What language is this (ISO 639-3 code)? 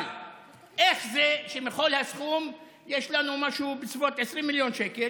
heb